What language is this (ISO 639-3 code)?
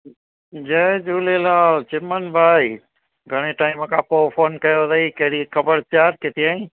snd